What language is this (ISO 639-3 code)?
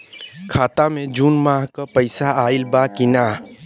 bho